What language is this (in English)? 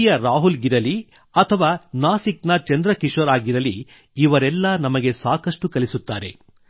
Kannada